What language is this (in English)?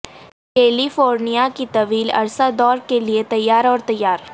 Urdu